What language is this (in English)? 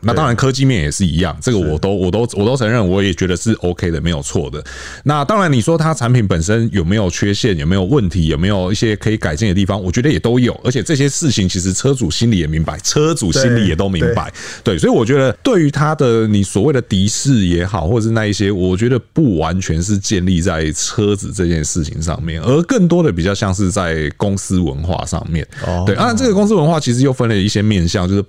Chinese